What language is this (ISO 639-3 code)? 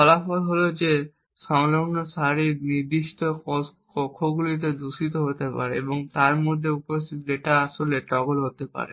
ben